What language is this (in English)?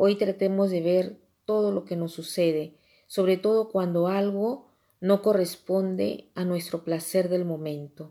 Spanish